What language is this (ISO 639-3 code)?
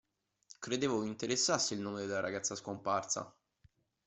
ita